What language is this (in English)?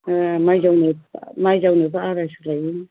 Bodo